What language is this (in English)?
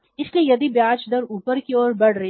Hindi